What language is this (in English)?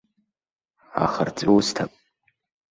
Abkhazian